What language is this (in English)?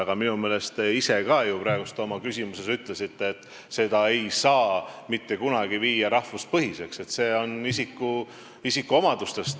Estonian